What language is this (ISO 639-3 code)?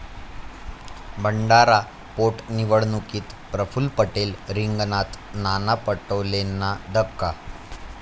mar